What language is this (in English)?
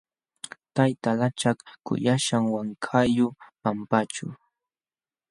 Jauja Wanca Quechua